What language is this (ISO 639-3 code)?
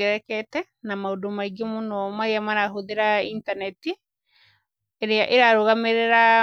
kik